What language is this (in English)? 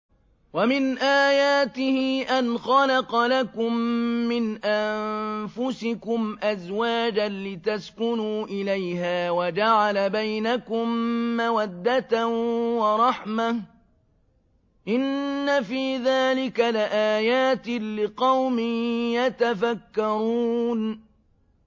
Arabic